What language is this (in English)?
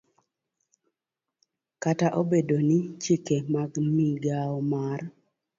Luo (Kenya and Tanzania)